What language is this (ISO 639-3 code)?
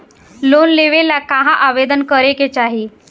bho